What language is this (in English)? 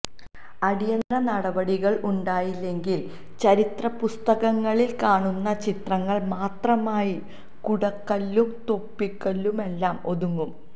Malayalam